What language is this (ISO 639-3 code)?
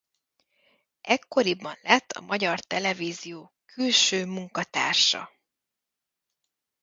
hun